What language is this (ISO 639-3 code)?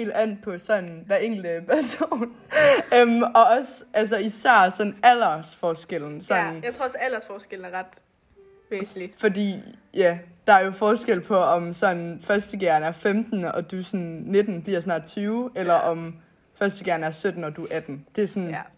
dan